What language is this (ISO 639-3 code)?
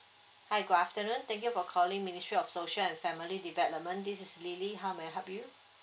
eng